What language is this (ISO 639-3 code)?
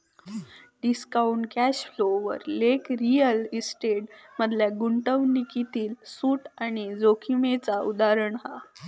mar